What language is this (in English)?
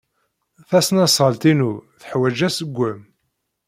Kabyle